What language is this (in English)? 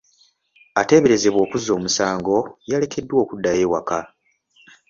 Ganda